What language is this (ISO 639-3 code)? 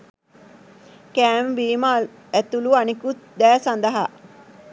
sin